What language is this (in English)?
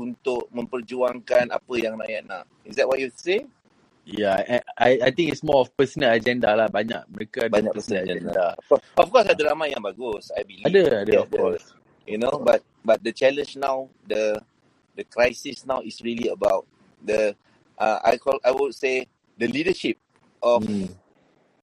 Malay